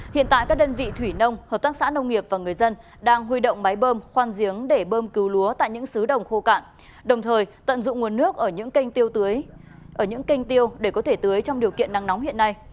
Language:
Vietnamese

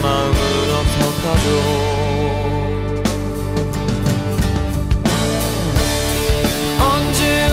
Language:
Korean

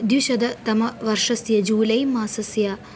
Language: Sanskrit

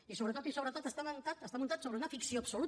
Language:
Catalan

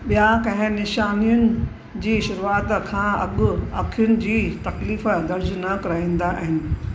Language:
Sindhi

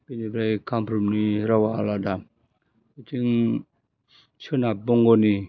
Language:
Bodo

